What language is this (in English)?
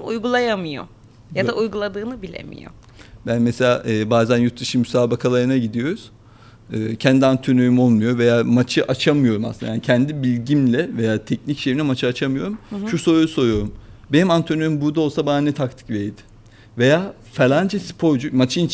Turkish